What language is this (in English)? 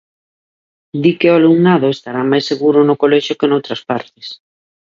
Galician